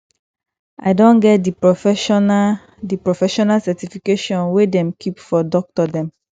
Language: Nigerian Pidgin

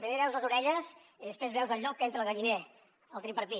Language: Catalan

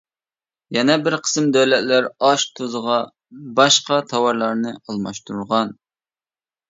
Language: Uyghur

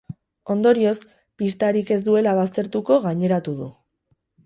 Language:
Basque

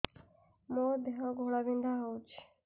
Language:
Odia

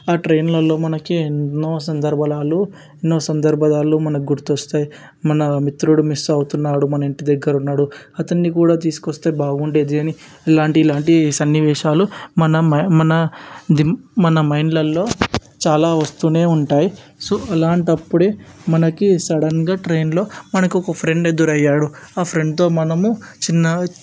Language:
Telugu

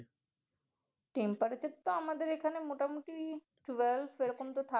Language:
Bangla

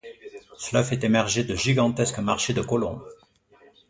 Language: French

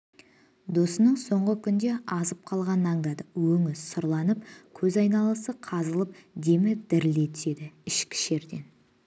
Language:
Kazakh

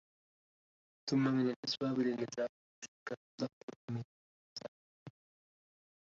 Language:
Arabic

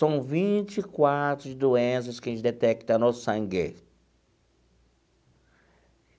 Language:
Portuguese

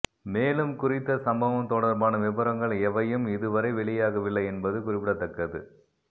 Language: Tamil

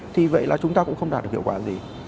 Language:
Vietnamese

